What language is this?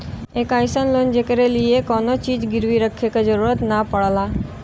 Bhojpuri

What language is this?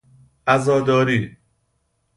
Persian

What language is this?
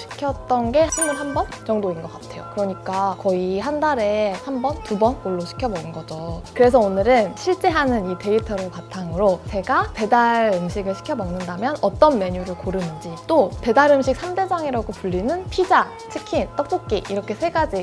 Korean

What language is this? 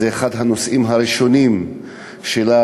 Hebrew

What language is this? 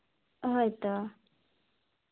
Santali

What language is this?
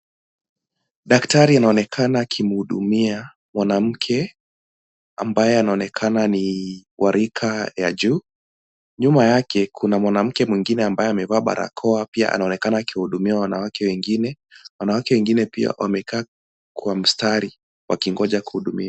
Swahili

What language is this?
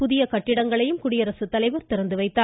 Tamil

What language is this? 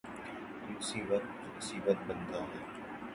Urdu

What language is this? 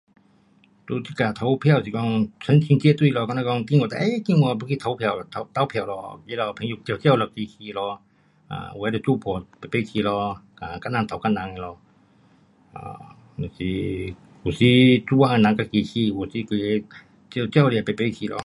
Pu-Xian Chinese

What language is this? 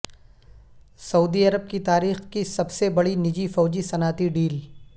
Urdu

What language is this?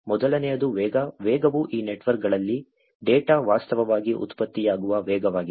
Kannada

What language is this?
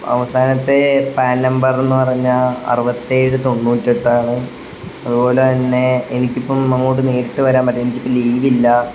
Malayalam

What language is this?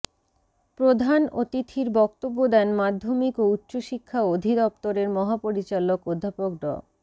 Bangla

